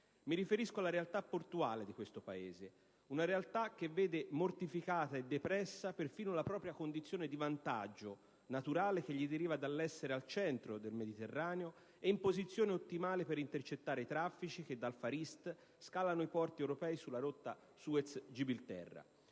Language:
Italian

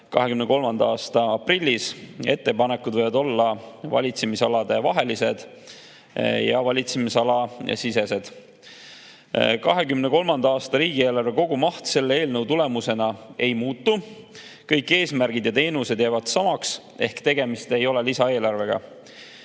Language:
Estonian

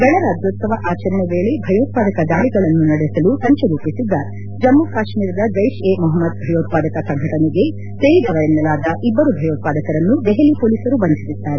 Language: Kannada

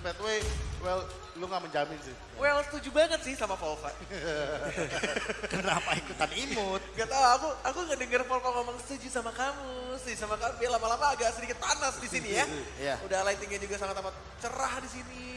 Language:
Indonesian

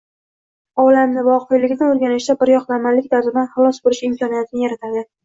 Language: Uzbek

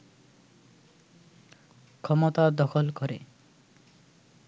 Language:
Bangla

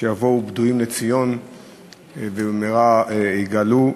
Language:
Hebrew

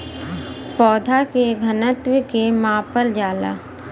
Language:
Bhojpuri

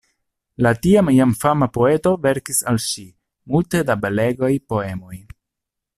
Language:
Esperanto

